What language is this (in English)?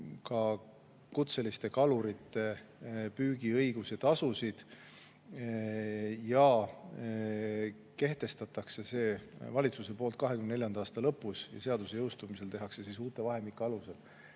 Estonian